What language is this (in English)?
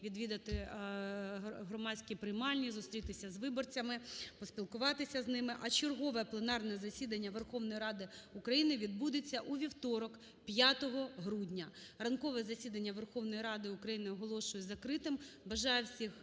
Ukrainian